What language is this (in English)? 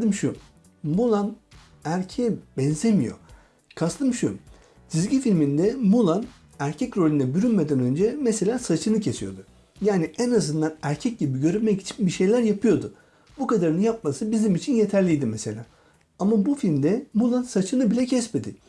Turkish